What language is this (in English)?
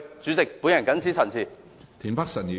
Cantonese